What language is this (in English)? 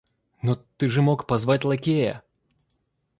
Russian